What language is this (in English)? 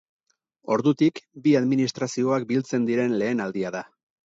Basque